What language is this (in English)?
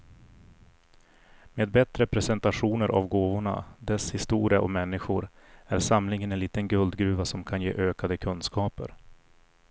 Swedish